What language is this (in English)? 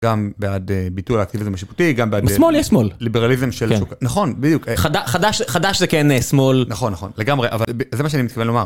Hebrew